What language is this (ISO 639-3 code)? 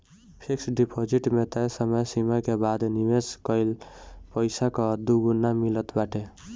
bho